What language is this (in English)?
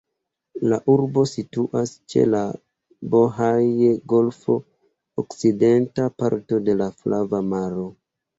Esperanto